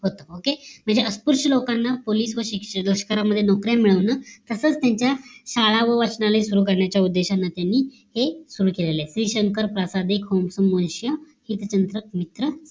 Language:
Marathi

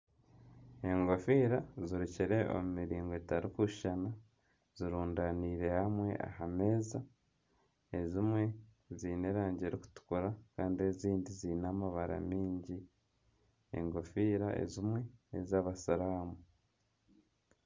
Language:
Nyankole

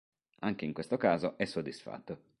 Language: Italian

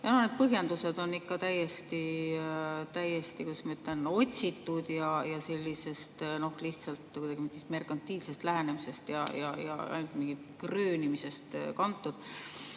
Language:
Estonian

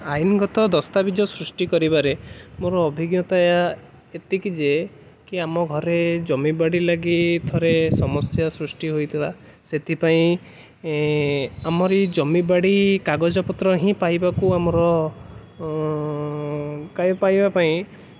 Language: Odia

